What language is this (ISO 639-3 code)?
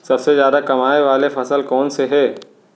hne